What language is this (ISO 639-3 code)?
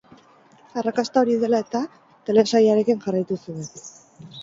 eus